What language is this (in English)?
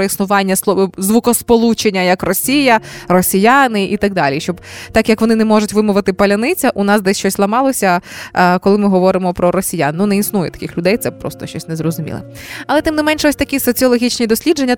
Ukrainian